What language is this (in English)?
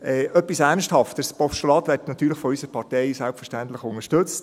Swiss German